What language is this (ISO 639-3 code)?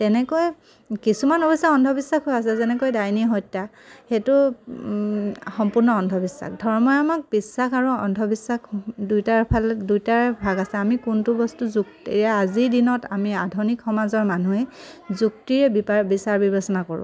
asm